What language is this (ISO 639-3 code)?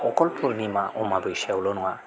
brx